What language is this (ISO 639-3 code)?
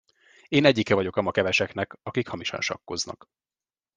hun